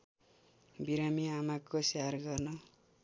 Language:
Nepali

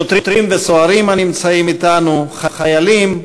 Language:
Hebrew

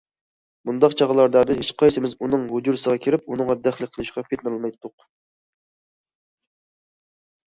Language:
Uyghur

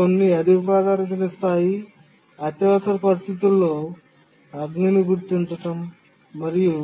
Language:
Telugu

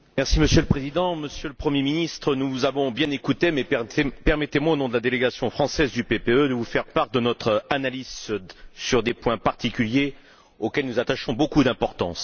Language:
French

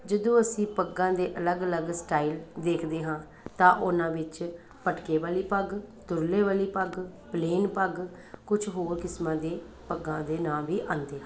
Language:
Punjabi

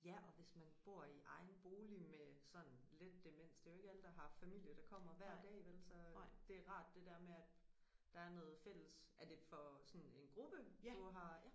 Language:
Danish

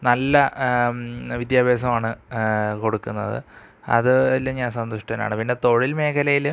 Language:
Malayalam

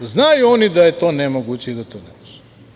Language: Serbian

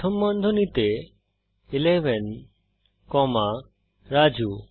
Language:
Bangla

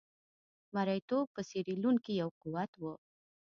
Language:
Pashto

